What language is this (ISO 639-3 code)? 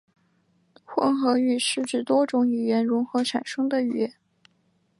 zho